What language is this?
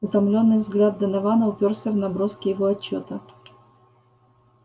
Russian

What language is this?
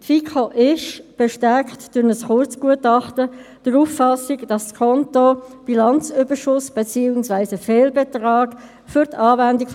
Swiss German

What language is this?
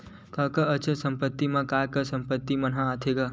Chhattisgarhi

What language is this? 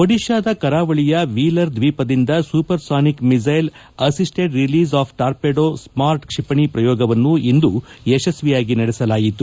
Kannada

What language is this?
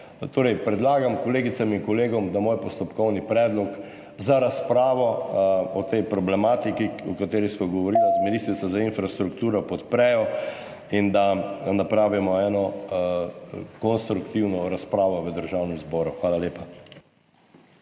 Slovenian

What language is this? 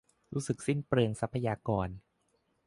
Thai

